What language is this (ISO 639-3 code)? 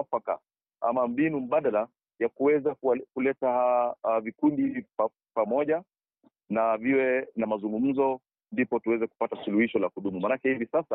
swa